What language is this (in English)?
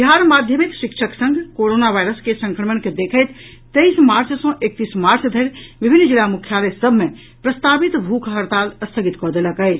Maithili